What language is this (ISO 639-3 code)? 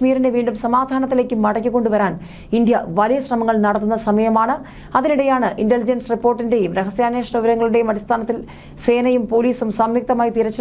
hin